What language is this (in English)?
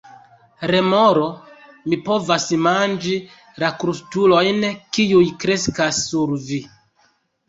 Esperanto